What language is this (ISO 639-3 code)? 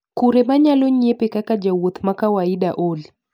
luo